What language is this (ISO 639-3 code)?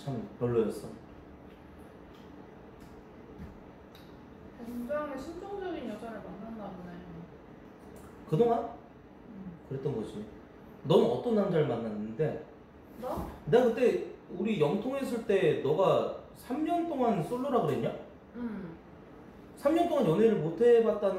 kor